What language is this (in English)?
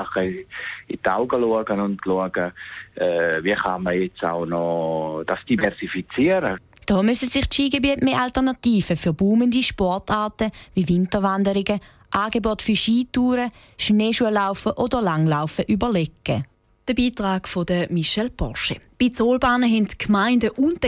German